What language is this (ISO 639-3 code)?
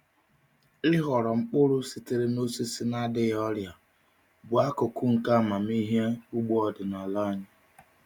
ibo